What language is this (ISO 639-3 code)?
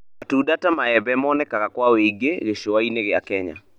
kik